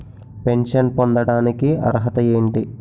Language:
Telugu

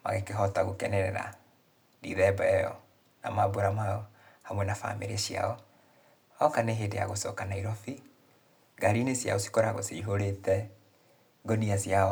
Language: Kikuyu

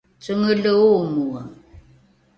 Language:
Rukai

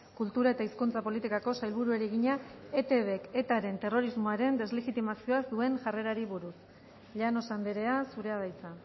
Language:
Basque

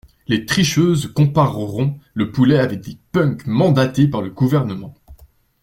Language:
French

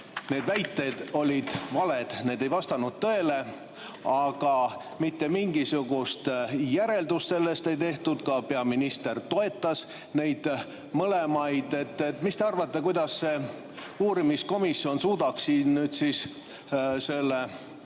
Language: Estonian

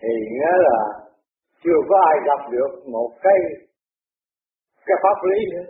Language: Vietnamese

